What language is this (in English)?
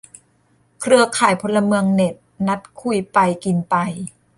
Thai